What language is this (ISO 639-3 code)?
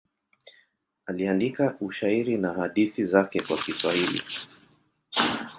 swa